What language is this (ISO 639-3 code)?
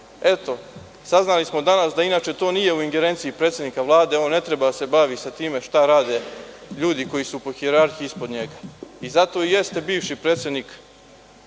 srp